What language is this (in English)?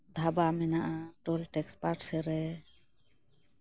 Santali